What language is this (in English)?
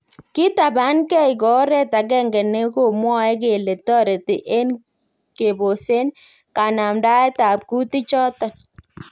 Kalenjin